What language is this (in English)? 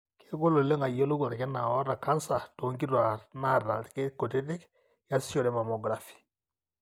Masai